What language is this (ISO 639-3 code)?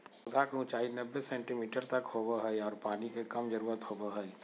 mag